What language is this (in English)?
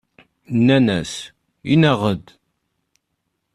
Kabyle